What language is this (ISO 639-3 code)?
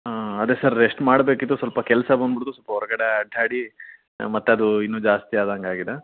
kan